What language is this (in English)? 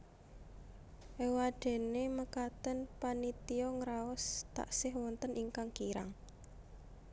Javanese